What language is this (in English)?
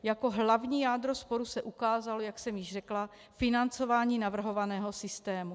Czech